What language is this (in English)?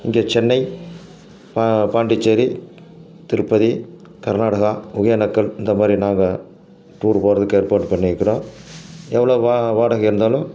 Tamil